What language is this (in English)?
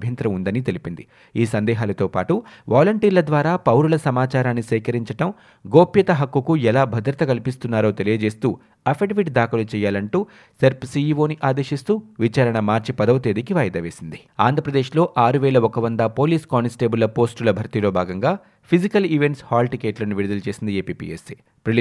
Telugu